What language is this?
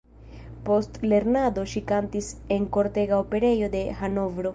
Esperanto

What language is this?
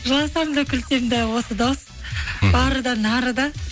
Kazakh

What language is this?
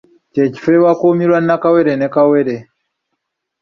Ganda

